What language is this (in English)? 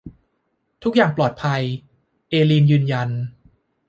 Thai